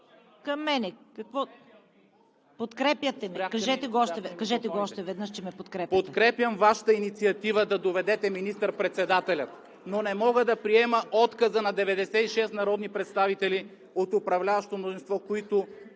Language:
Bulgarian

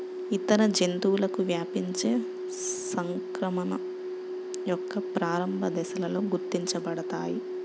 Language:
Telugu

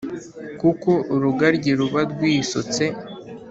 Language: Kinyarwanda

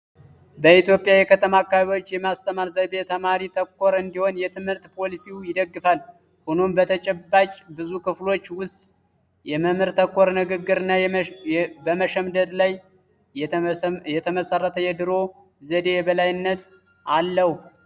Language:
Amharic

